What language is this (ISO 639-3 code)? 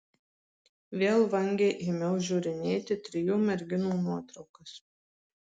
lit